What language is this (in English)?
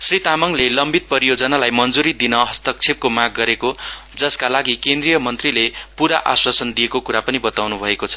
Nepali